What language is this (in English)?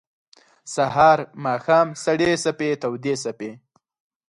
Pashto